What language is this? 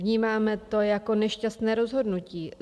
Czech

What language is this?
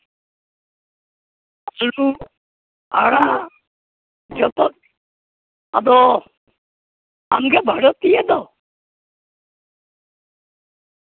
Santali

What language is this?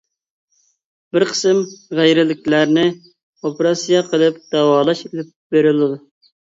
Uyghur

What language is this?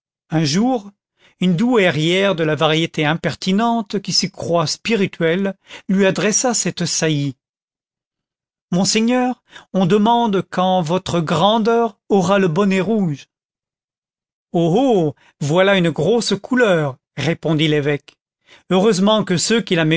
French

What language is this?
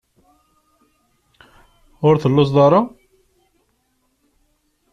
Kabyle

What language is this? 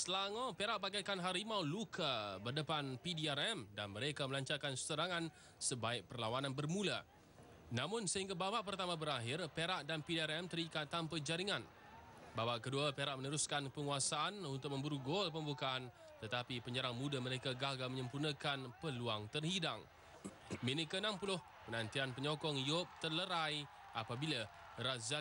Malay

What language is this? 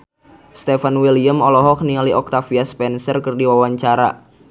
Sundanese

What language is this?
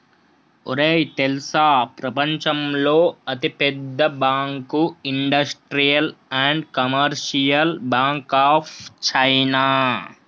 Telugu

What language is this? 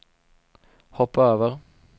Swedish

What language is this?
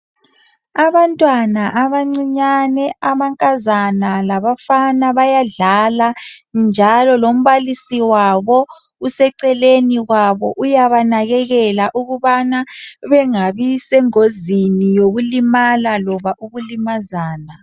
North Ndebele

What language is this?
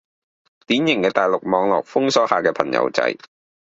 Cantonese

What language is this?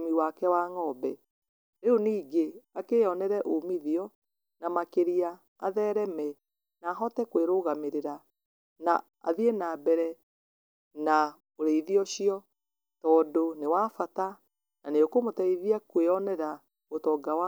Kikuyu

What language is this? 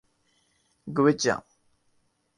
Urdu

